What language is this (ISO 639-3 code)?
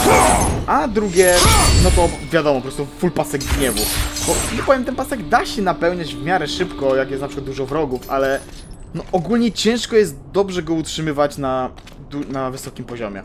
pol